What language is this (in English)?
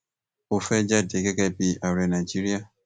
Yoruba